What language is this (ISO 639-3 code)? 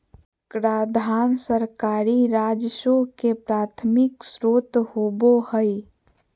mag